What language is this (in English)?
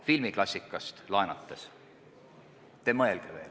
Estonian